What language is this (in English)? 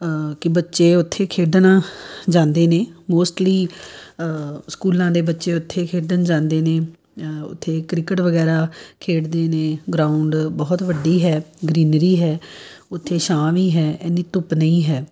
Punjabi